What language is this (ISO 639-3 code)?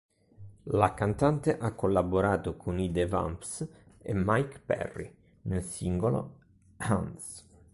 ita